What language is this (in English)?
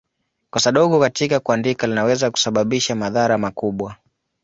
Swahili